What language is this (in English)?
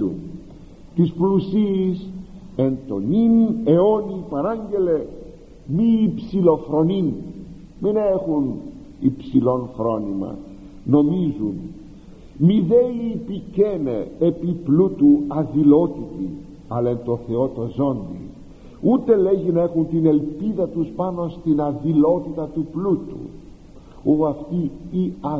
Greek